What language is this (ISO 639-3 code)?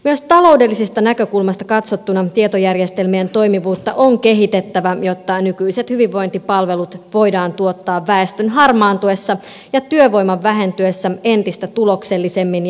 fin